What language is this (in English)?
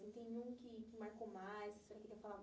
Portuguese